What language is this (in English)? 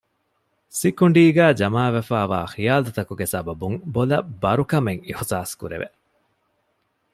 Divehi